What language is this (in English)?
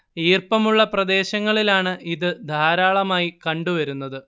Malayalam